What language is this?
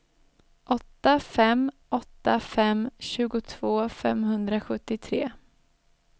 Swedish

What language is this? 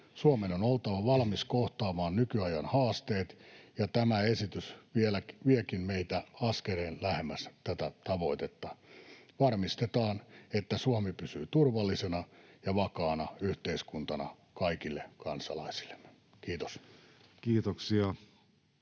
Finnish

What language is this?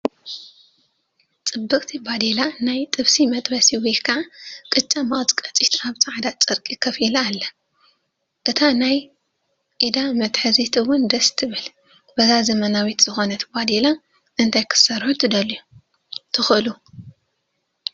Tigrinya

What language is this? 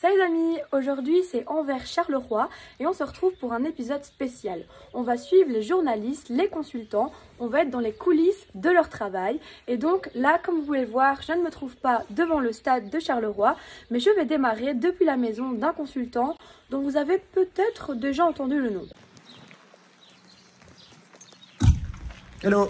French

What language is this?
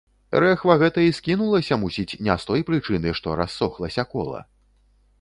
Belarusian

